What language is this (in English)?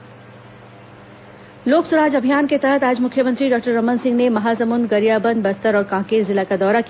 Hindi